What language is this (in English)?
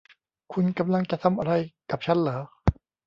Thai